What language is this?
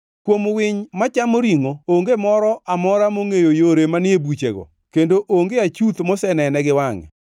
Luo (Kenya and Tanzania)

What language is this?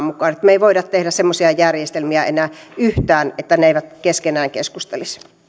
Finnish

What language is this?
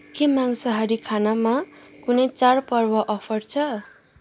Nepali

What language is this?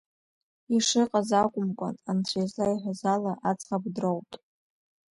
Abkhazian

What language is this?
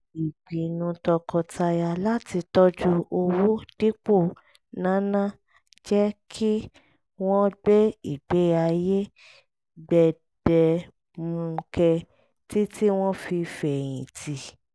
Yoruba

